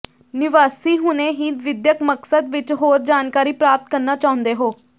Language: Punjabi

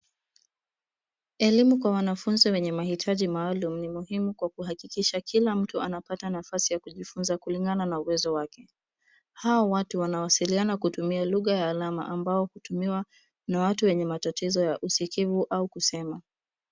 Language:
Swahili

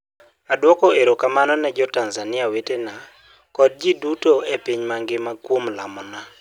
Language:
Luo (Kenya and Tanzania)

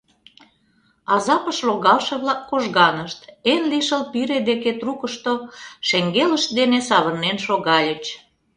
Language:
Mari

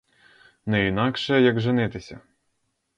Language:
Ukrainian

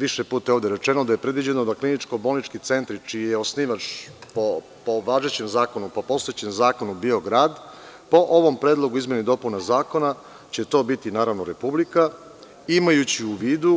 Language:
Serbian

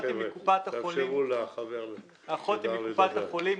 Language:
Hebrew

